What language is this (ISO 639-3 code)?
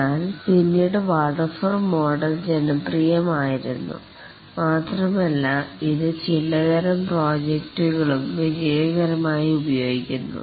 mal